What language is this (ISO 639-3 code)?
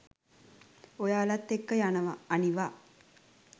sin